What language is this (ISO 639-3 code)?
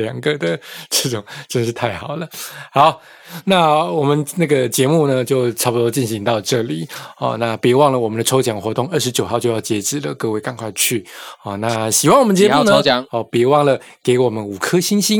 zho